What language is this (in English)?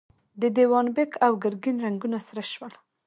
Pashto